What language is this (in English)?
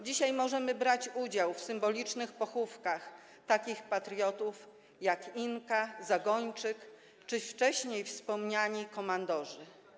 Polish